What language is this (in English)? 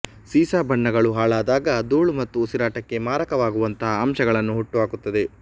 Kannada